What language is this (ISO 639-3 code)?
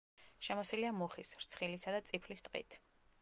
kat